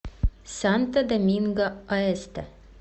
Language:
Russian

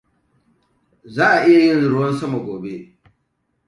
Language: Hausa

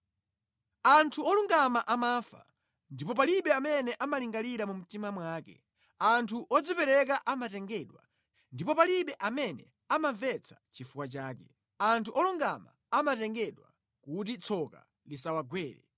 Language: Nyanja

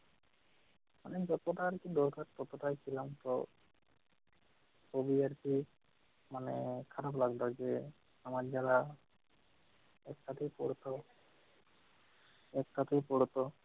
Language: Bangla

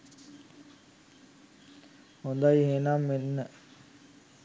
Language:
Sinhala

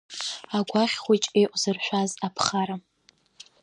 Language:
Abkhazian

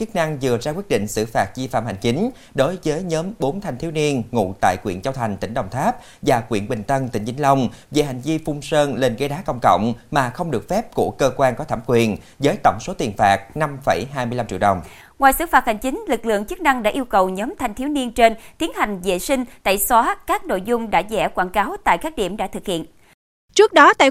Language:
Vietnamese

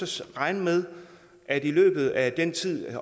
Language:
Danish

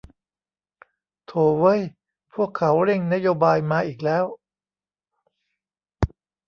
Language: Thai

